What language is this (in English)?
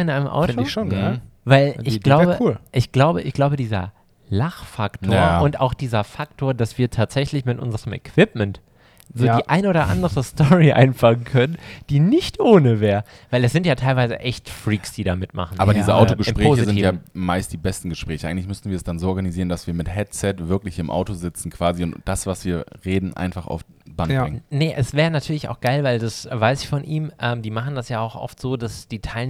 German